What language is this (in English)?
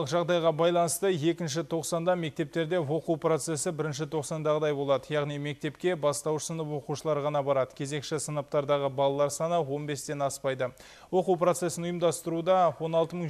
Russian